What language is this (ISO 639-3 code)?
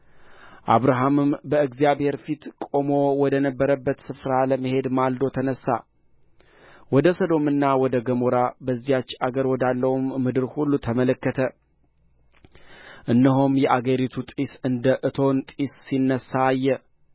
amh